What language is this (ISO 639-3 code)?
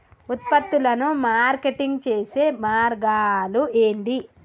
tel